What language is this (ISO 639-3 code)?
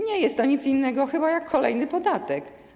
pol